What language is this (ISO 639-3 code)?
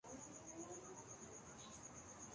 urd